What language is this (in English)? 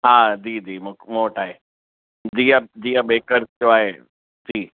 Sindhi